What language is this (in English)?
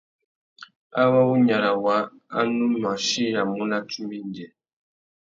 Tuki